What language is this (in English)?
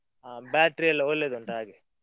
Kannada